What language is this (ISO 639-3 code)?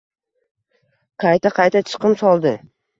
uzb